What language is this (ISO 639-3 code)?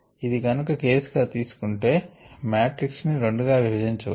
tel